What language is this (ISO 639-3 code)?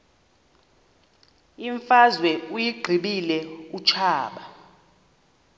xho